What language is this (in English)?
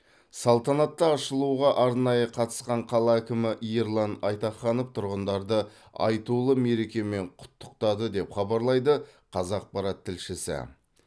Kazakh